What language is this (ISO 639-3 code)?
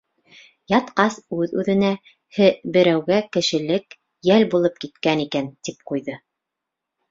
bak